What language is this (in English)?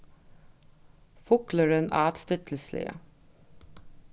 Faroese